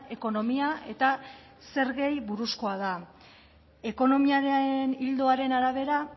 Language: Basque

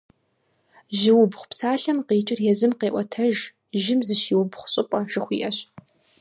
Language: Kabardian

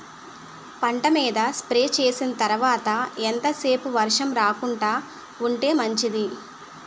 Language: Telugu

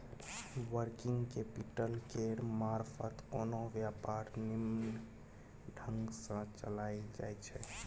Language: Maithili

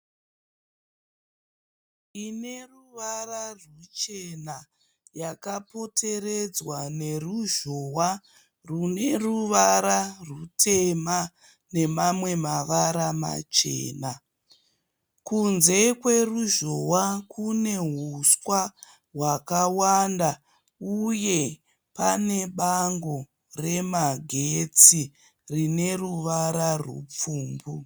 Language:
Shona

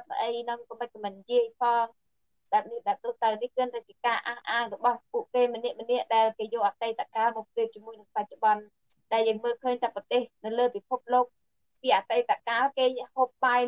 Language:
Vietnamese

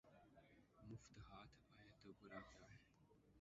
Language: Urdu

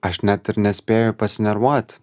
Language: Lithuanian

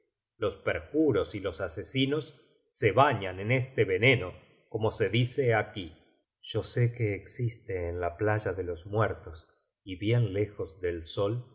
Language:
Spanish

